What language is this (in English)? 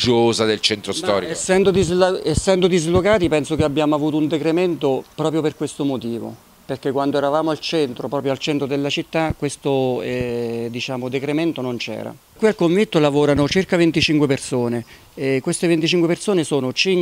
Italian